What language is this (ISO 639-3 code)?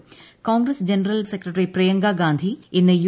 mal